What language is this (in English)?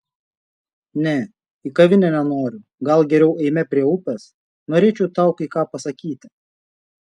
Lithuanian